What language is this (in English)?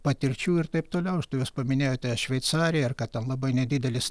Lithuanian